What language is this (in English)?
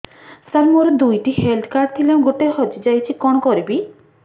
Odia